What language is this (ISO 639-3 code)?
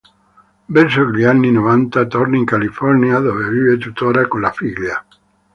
ita